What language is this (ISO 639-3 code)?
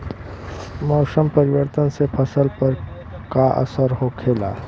bho